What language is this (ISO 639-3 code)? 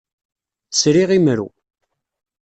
kab